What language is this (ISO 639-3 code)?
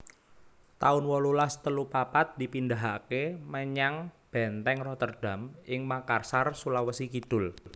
jav